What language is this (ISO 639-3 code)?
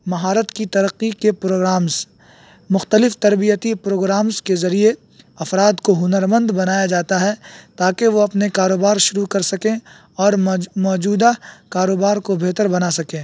urd